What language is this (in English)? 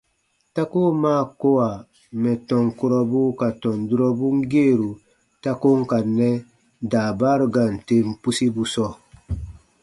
Baatonum